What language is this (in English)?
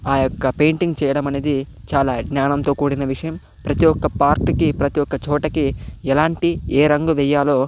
Telugu